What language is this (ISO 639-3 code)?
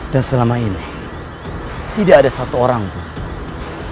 ind